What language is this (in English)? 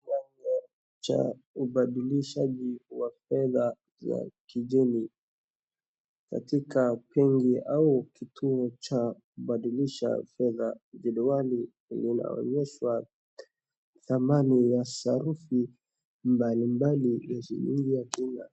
Swahili